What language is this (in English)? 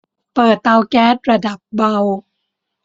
Thai